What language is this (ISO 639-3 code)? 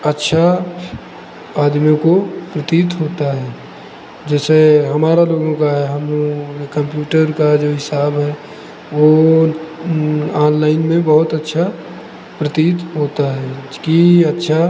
hin